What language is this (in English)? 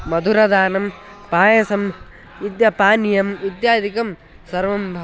Sanskrit